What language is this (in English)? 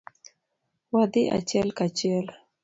Luo (Kenya and Tanzania)